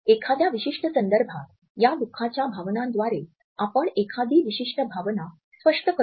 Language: Marathi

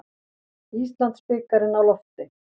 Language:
Icelandic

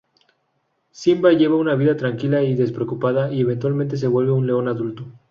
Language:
Spanish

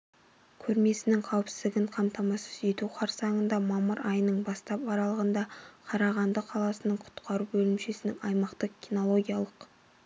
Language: Kazakh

